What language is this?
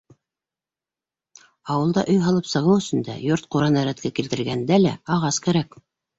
Bashkir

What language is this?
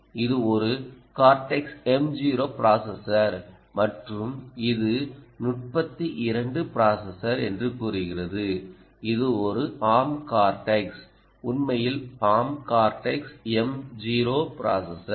Tamil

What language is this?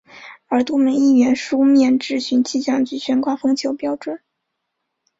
Chinese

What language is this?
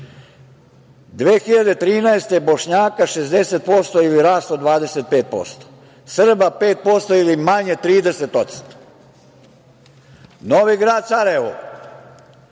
Serbian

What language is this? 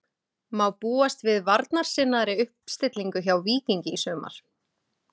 Icelandic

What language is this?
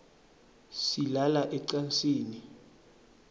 Swati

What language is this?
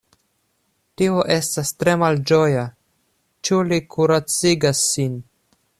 Esperanto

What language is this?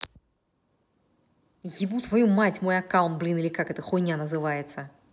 Russian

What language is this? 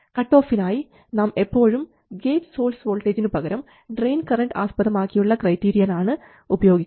Malayalam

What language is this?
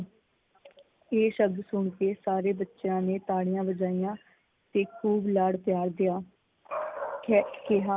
Punjabi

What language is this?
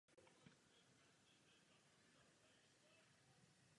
Czech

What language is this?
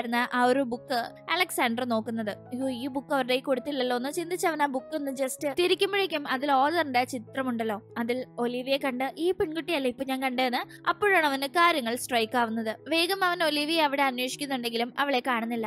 Malayalam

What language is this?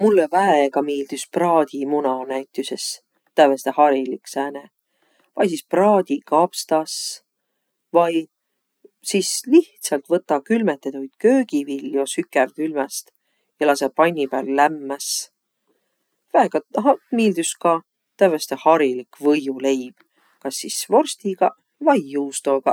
Võro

